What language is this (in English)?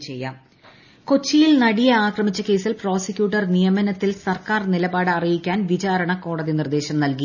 Malayalam